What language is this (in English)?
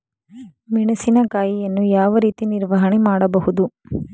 Kannada